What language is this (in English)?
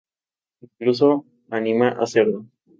Spanish